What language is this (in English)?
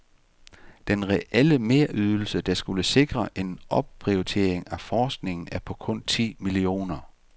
Danish